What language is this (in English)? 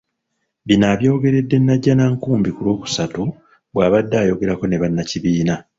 Ganda